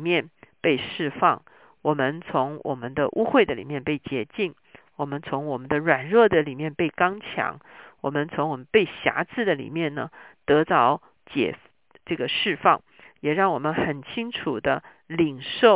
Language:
Chinese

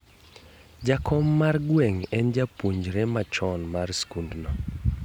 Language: Luo (Kenya and Tanzania)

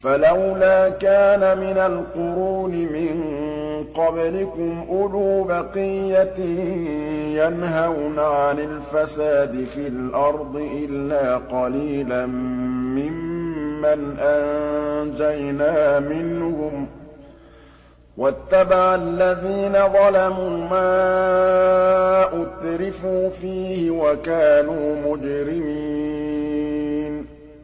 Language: Arabic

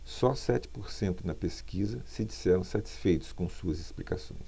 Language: Portuguese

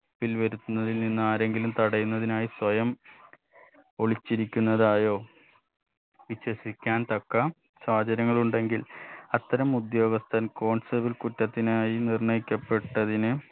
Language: Malayalam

